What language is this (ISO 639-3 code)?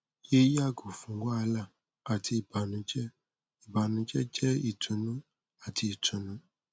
yor